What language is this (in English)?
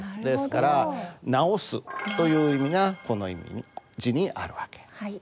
Japanese